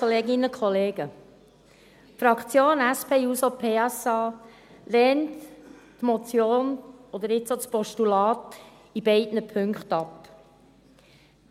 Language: Swiss German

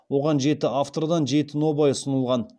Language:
Kazakh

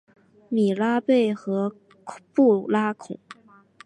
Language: Chinese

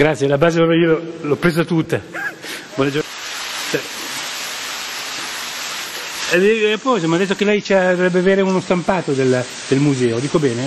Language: Italian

